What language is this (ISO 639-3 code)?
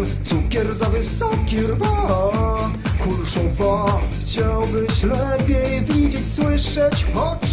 pol